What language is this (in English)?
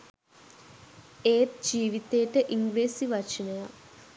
Sinhala